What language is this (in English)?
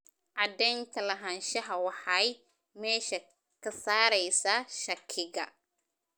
Somali